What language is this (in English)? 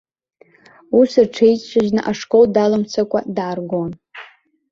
Abkhazian